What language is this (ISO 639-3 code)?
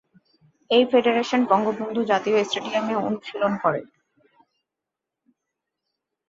ben